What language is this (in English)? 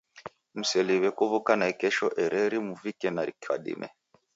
Taita